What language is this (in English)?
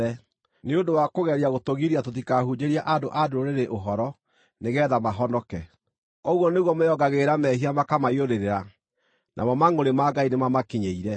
Kikuyu